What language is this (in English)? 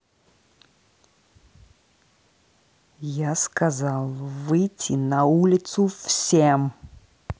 Russian